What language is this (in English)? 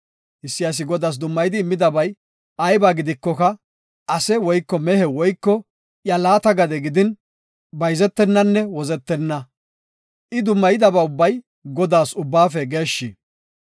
Gofa